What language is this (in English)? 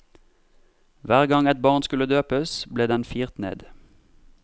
Norwegian